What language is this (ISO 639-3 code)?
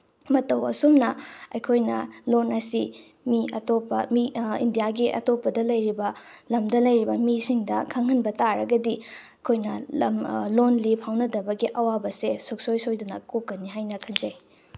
mni